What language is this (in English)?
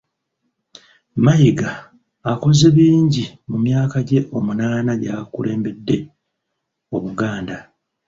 Ganda